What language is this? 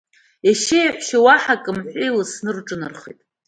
Abkhazian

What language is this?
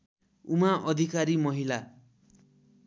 Nepali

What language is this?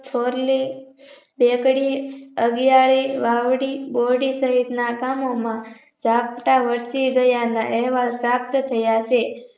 Gujarati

